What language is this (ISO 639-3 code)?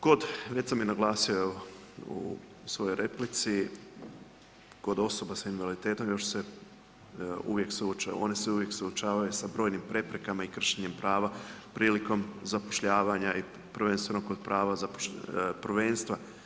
hrv